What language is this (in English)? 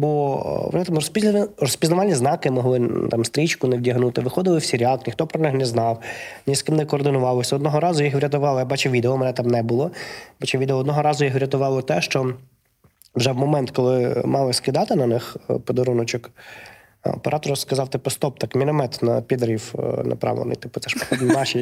Ukrainian